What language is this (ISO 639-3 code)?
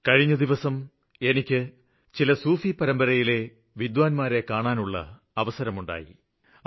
mal